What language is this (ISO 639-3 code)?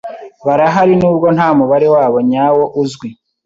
kin